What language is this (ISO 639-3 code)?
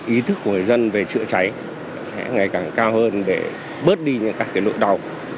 vie